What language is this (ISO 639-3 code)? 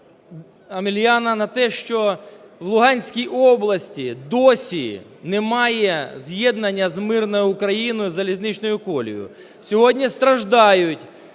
ukr